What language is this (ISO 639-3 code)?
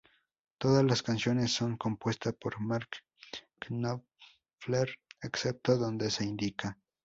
spa